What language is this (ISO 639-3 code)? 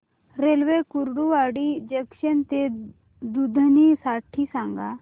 mar